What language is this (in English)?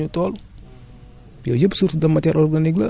Wolof